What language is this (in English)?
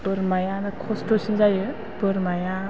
Bodo